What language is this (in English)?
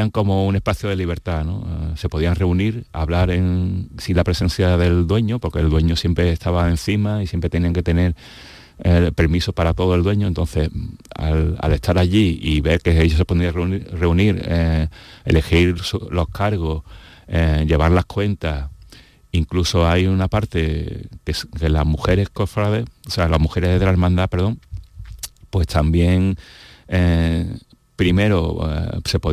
Spanish